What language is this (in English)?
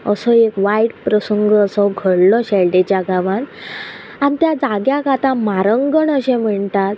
Konkani